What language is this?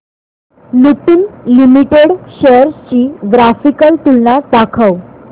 Marathi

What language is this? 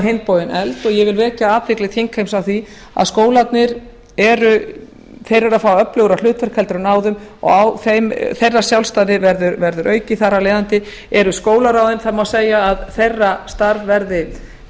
Icelandic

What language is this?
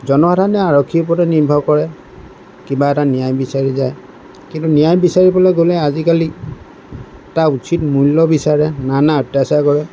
Assamese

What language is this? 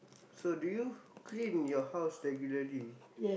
English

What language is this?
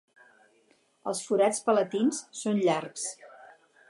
Catalan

